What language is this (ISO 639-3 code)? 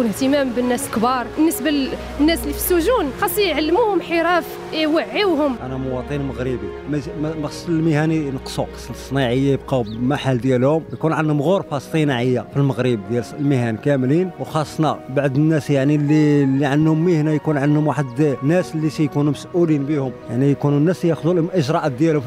ara